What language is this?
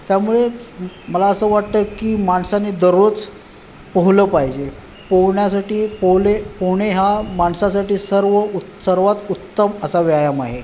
Marathi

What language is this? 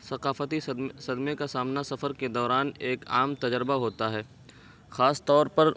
Urdu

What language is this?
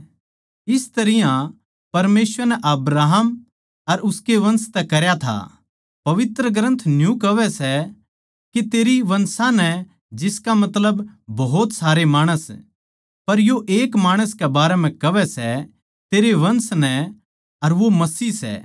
Haryanvi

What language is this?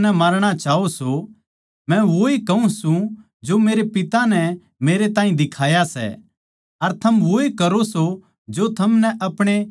Haryanvi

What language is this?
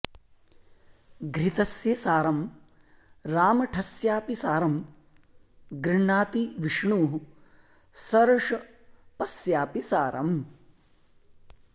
Sanskrit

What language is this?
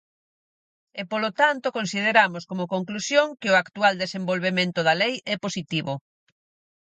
Galician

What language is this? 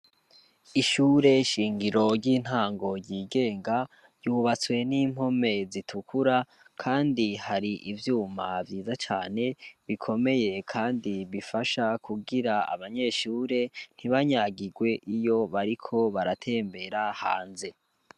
Rundi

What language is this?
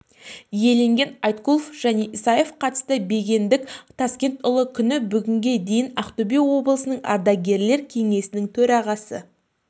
Kazakh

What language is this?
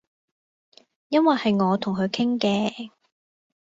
Cantonese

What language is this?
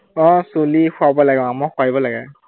Assamese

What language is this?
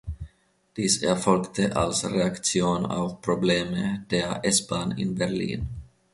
German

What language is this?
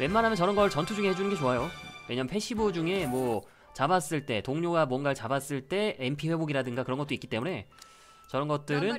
Korean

